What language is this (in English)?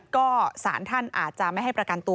Thai